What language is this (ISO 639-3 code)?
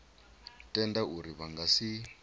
ven